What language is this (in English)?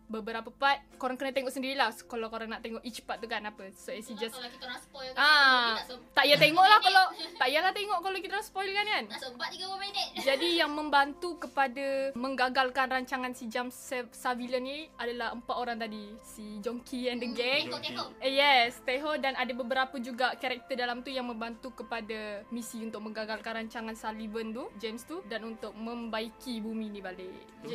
Malay